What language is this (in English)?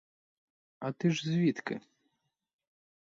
Ukrainian